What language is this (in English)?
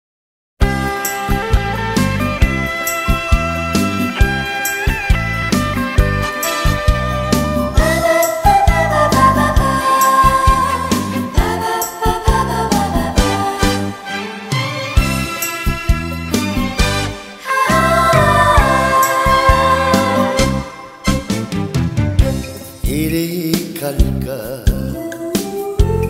Korean